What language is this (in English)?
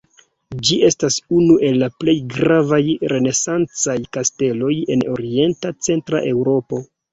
Esperanto